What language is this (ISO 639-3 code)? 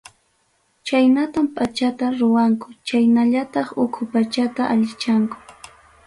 quy